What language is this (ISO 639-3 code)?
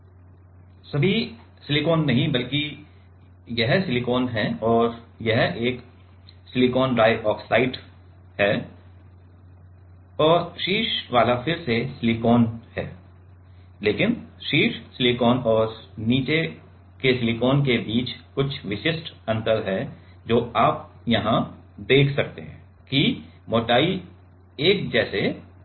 hin